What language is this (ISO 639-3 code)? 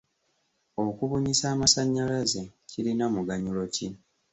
lug